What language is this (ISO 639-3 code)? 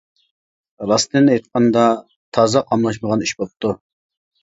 uig